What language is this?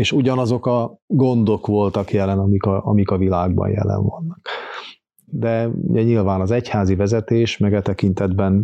Hungarian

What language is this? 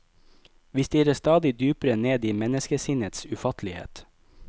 Norwegian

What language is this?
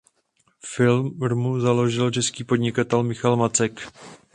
Czech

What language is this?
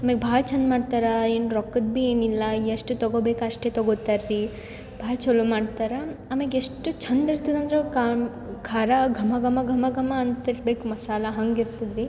Kannada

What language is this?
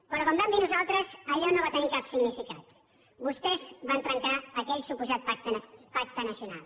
Catalan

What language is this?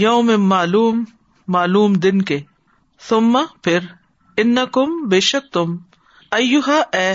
Urdu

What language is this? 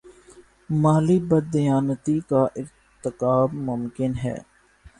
Urdu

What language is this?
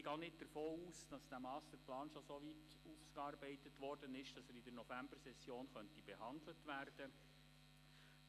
Swiss German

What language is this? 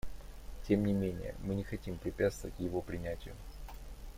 Russian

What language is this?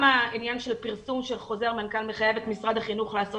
Hebrew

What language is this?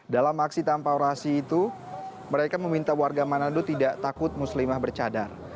Indonesian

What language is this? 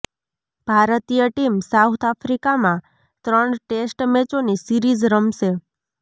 Gujarati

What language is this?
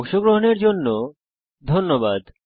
Bangla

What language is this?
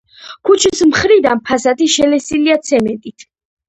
Georgian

